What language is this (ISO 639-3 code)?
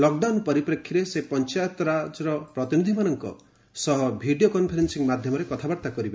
ori